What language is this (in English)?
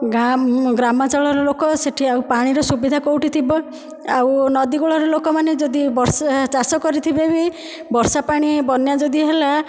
Odia